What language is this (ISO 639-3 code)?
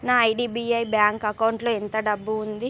tel